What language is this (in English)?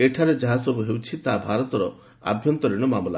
Odia